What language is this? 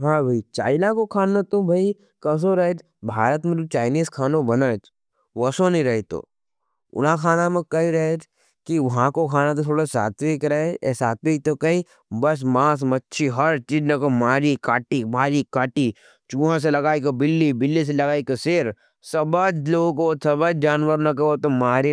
Nimadi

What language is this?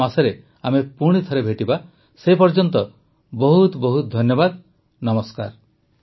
Odia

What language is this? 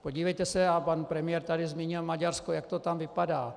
Czech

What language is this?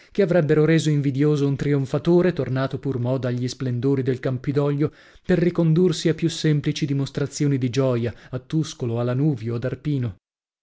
Italian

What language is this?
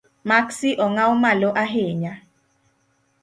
Luo (Kenya and Tanzania)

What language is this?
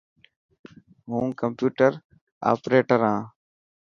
Dhatki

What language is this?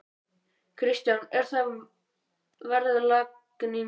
Icelandic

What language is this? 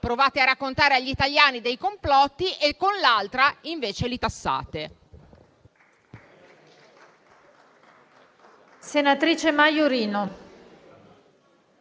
Italian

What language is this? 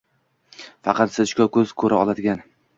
Uzbek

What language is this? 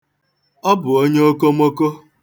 Igbo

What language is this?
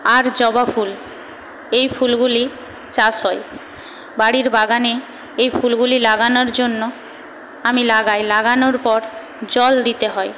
Bangla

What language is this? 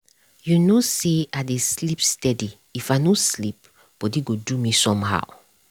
Nigerian Pidgin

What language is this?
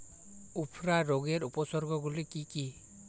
Bangla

